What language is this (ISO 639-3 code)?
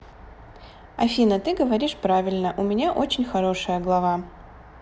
rus